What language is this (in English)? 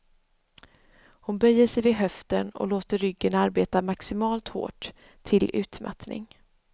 Swedish